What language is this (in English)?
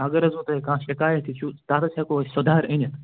Kashmiri